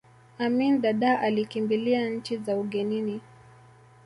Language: Swahili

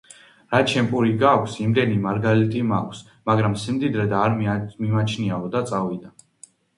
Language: Georgian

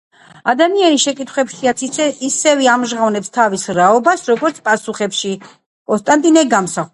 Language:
Georgian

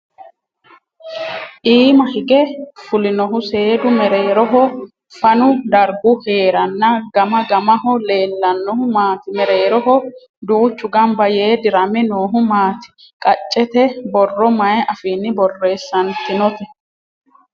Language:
Sidamo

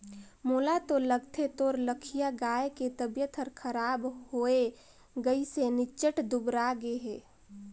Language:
Chhattisgarhi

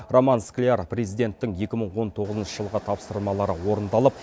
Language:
Kazakh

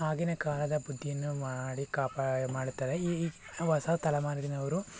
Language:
Kannada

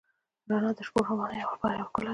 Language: Pashto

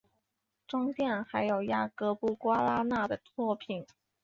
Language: Chinese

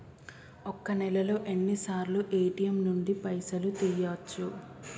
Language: Telugu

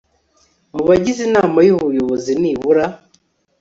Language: Kinyarwanda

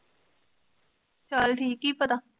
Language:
Punjabi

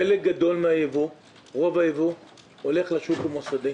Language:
Hebrew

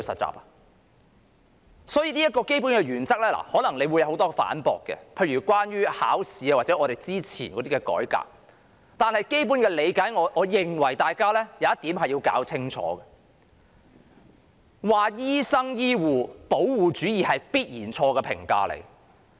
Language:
Cantonese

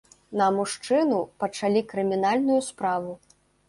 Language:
Belarusian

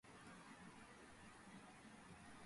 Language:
Georgian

